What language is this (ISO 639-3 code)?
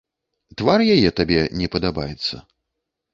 bel